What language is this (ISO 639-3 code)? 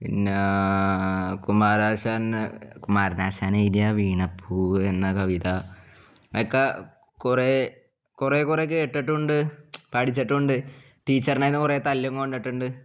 mal